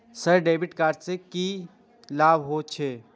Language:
Maithili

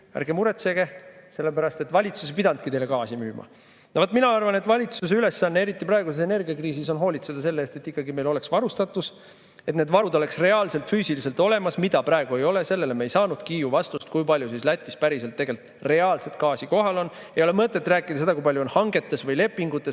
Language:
Estonian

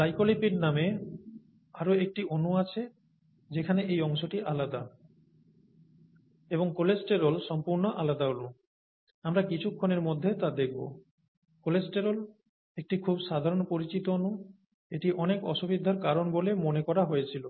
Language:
Bangla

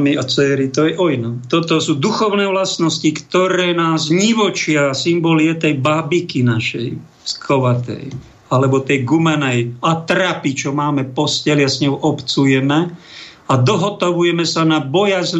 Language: Slovak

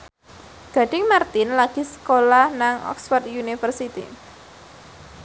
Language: Javanese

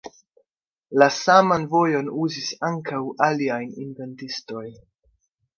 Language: Esperanto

